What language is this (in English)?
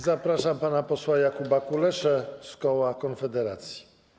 Polish